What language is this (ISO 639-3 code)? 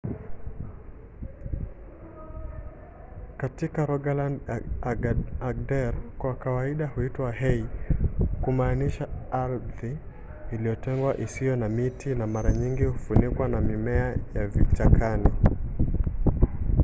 swa